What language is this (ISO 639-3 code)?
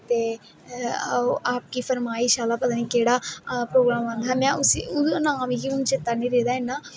doi